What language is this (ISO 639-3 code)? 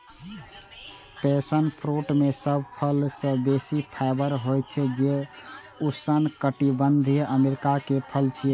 mai